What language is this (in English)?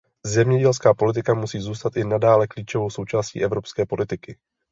Czech